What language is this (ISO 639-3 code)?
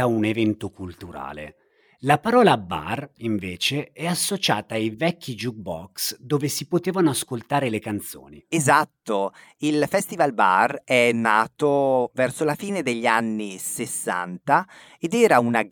ita